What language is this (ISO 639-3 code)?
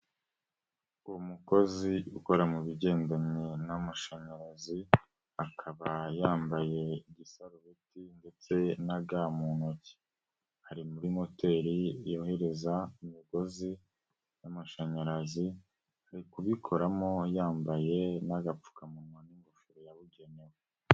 kin